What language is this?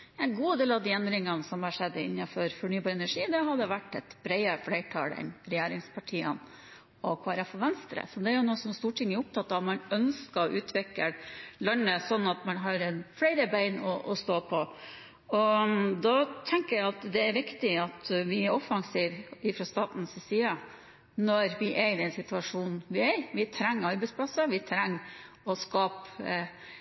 Norwegian Bokmål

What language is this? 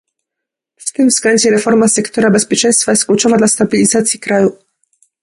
Polish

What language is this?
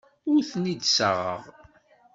Kabyle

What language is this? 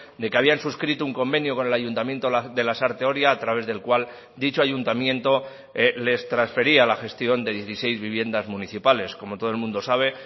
Spanish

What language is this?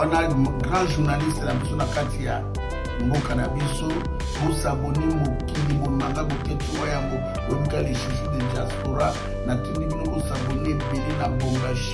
French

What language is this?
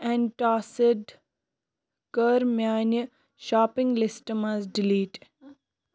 Kashmiri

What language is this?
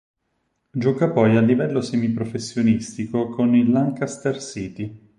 Italian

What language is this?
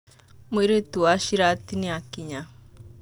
Kikuyu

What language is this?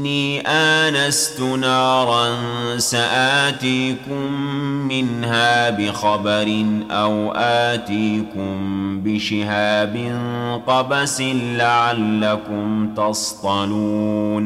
Arabic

